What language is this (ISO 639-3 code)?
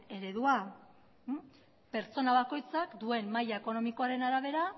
eus